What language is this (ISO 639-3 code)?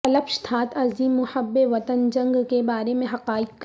urd